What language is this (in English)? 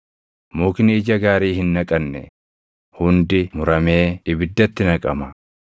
Oromo